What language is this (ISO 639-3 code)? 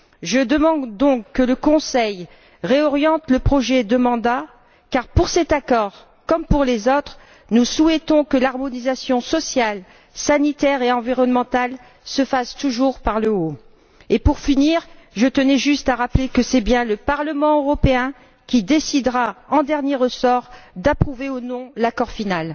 fra